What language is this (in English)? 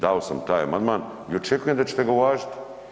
Croatian